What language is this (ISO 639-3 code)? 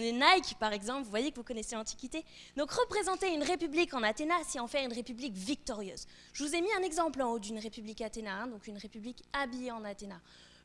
fra